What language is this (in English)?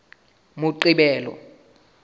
Southern Sotho